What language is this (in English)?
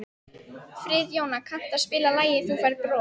Icelandic